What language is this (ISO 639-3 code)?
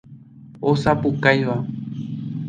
grn